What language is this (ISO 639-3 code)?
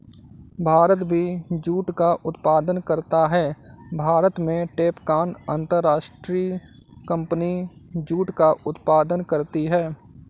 hin